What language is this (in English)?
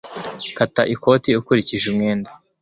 Kinyarwanda